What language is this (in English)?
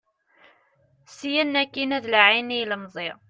Kabyle